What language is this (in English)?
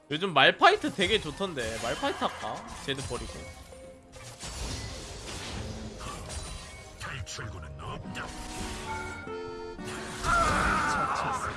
Korean